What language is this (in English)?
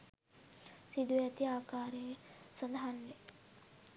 Sinhala